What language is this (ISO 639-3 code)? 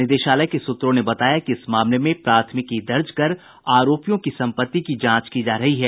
hin